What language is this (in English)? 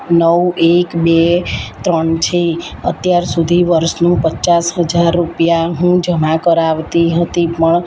Gujarati